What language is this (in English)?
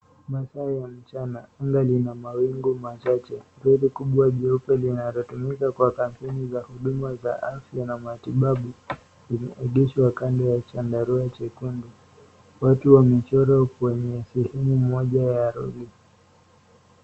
Swahili